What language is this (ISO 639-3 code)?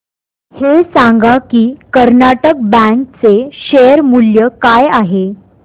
mar